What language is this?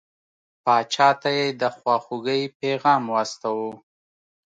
Pashto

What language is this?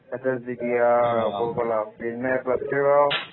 Malayalam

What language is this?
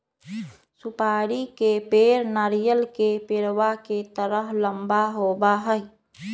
Magahi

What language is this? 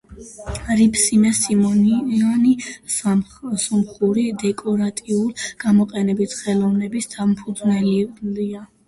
Georgian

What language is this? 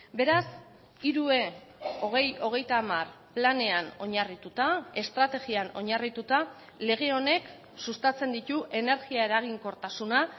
Basque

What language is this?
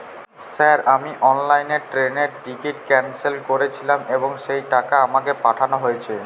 Bangla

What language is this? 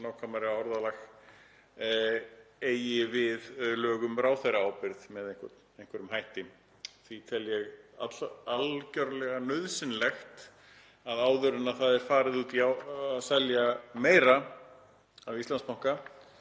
Icelandic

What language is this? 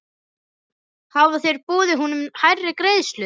Icelandic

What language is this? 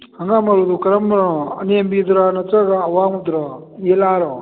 Manipuri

